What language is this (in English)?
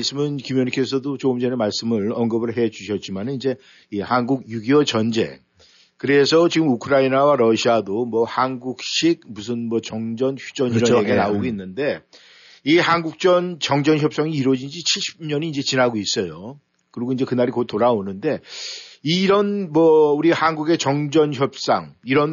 Korean